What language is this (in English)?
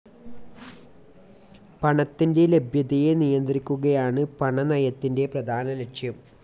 Malayalam